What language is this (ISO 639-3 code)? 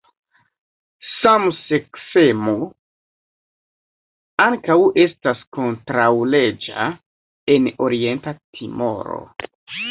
epo